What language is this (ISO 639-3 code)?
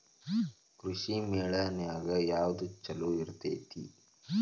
kan